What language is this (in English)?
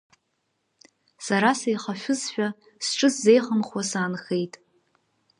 Abkhazian